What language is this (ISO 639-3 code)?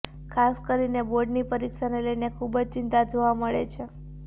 guj